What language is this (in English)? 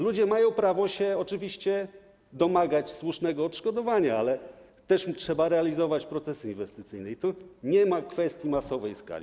Polish